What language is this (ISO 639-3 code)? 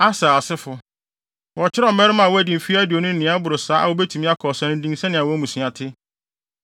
aka